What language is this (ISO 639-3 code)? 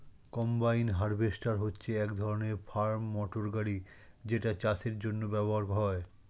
ben